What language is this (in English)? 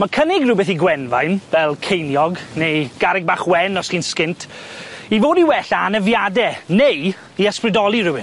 Welsh